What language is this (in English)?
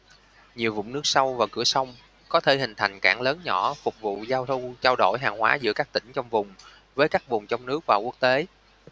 Vietnamese